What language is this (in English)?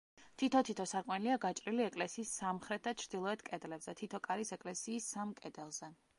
Georgian